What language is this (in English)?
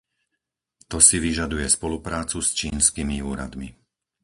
Slovak